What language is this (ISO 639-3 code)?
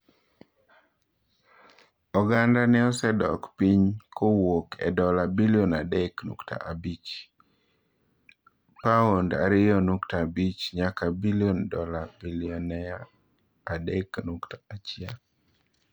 luo